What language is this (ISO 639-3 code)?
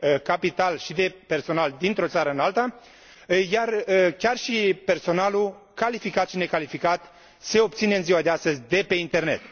ron